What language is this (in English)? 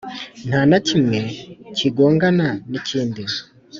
Kinyarwanda